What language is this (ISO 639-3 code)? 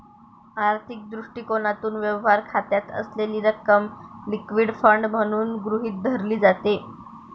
mar